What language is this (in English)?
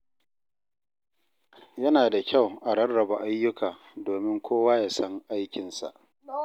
Hausa